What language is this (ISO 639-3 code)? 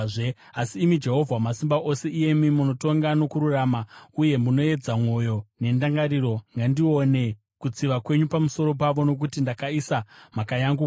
sna